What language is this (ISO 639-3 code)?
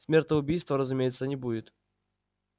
rus